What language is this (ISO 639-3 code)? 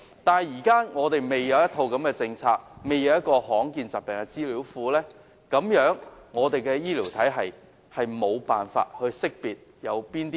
yue